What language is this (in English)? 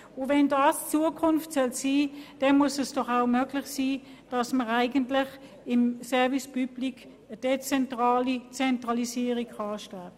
Swiss German